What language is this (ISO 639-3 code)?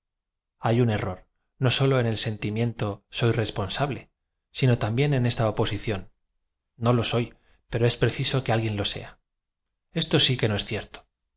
spa